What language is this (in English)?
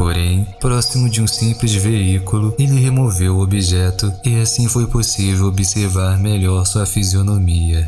Portuguese